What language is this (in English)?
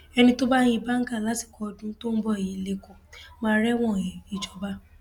Yoruba